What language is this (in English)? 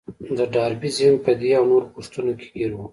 Pashto